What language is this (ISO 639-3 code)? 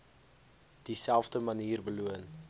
afr